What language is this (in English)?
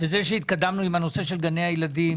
Hebrew